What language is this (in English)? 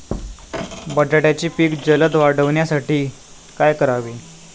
Marathi